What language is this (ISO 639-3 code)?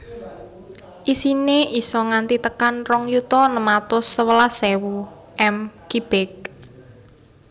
jav